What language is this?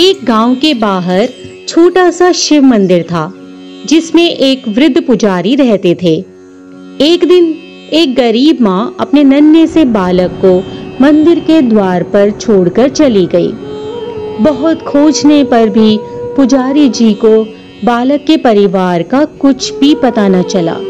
Hindi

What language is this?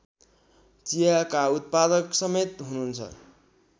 Nepali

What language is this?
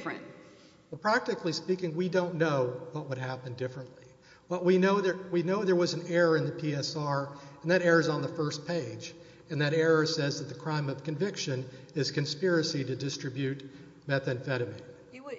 English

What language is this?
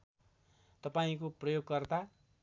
Nepali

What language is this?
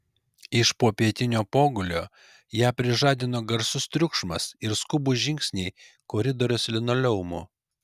Lithuanian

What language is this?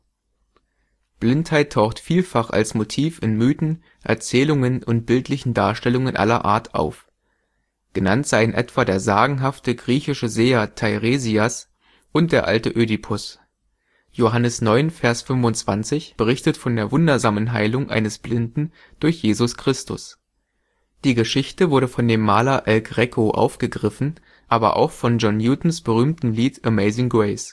German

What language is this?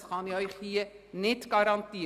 Swiss German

